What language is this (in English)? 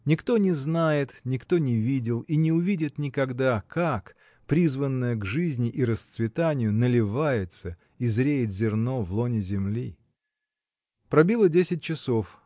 Russian